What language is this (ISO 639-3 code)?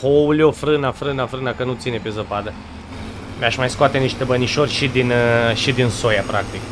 ron